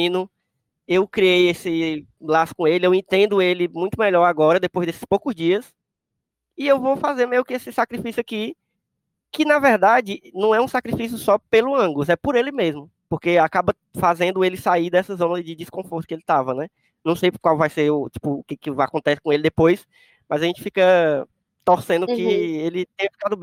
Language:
Portuguese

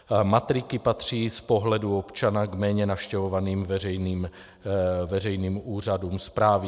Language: Czech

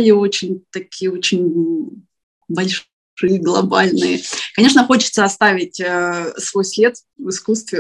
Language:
Russian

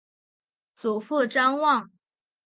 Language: Chinese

